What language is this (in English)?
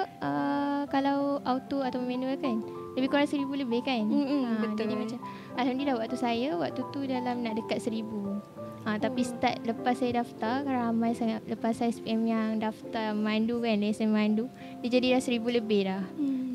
Malay